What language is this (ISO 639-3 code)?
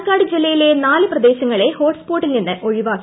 mal